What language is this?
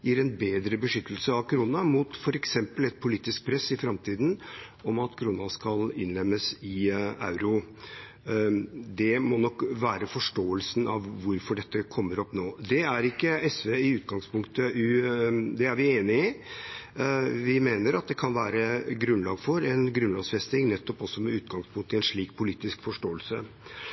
Norwegian Bokmål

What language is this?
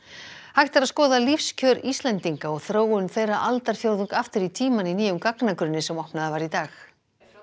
Icelandic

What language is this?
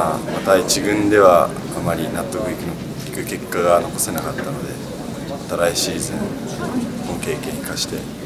Japanese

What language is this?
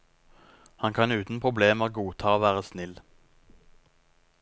Norwegian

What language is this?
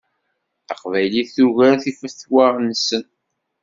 Kabyle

